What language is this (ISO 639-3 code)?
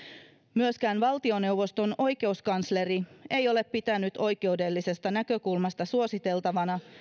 fin